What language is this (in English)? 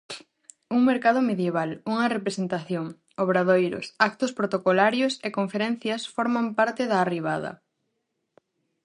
Galician